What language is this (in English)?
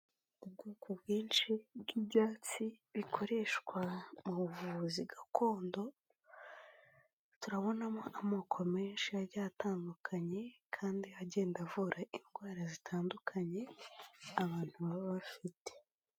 Kinyarwanda